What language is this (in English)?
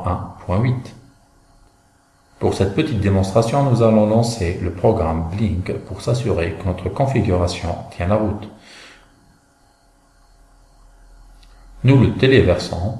French